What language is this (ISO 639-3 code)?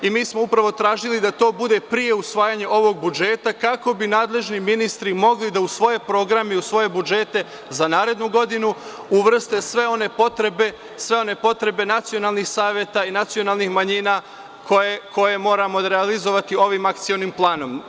srp